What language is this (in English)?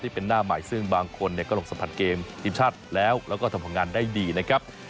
Thai